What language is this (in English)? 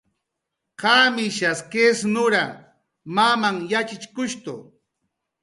Jaqaru